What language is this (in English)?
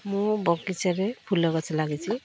Odia